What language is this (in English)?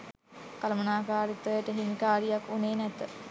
Sinhala